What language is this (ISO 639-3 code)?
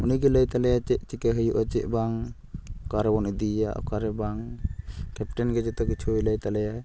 sat